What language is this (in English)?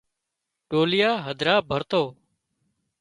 Wadiyara Koli